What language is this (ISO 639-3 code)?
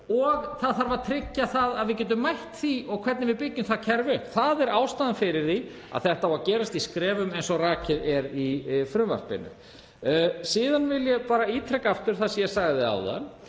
isl